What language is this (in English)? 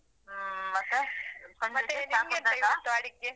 Kannada